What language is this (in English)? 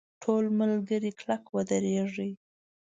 Pashto